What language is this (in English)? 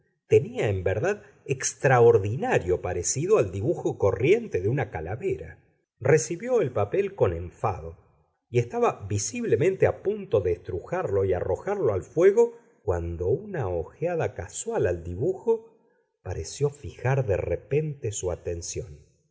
Spanish